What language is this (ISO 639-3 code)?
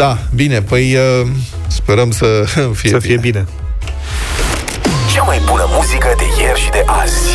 ron